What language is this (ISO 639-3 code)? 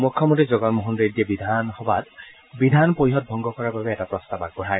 asm